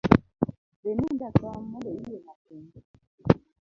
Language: Luo (Kenya and Tanzania)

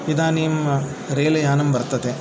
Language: Sanskrit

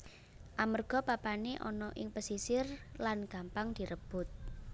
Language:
Javanese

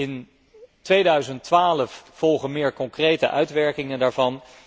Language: Dutch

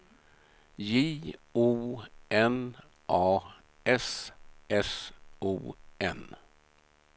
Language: Swedish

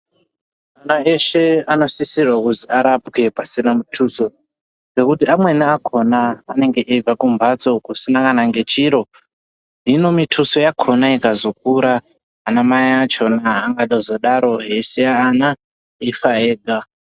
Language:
Ndau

